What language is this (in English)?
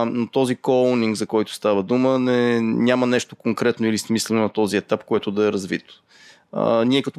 Bulgarian